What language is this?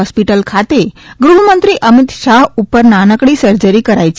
Gujarati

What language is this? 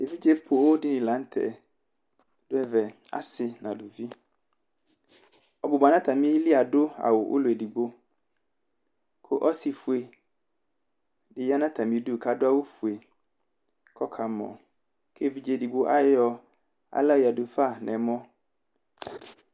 Ikposo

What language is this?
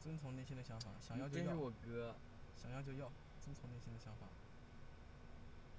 Chinese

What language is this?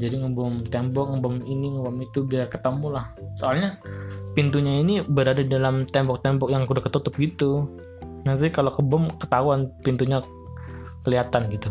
Indonesian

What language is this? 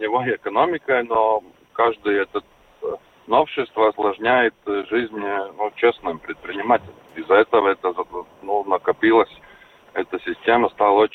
Russian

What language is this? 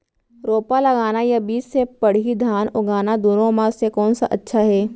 Chhattisgarhi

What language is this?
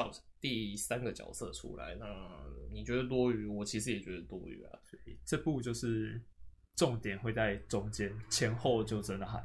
Chinese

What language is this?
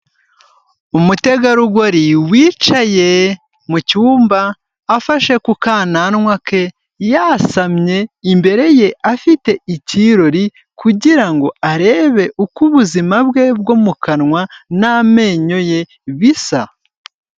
Kinyarwanda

